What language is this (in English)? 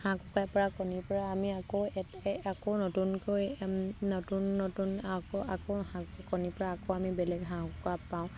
Assamese